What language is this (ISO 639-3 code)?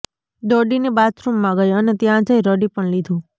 guj